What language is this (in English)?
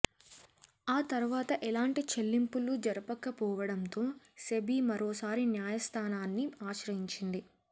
Telugu